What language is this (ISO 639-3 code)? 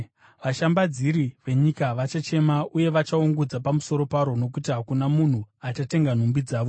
sna